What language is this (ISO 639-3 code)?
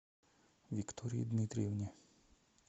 rus